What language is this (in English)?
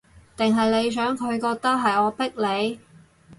Cantonese